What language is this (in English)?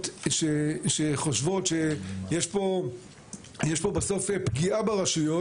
Hebrew